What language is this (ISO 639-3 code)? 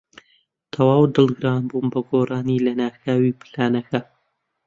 ckb